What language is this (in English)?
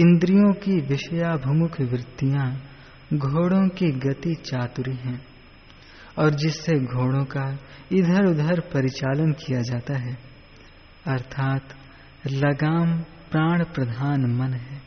Hindi